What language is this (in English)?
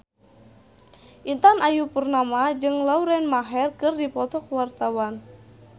Sundanese